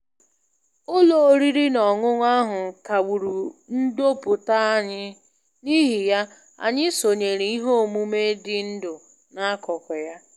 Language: Igbo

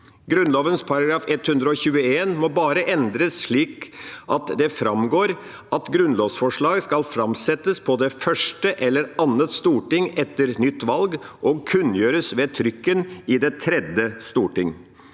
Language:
Norwegian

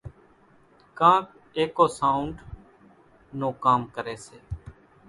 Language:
Kachi Koli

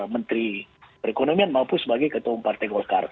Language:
Indonesian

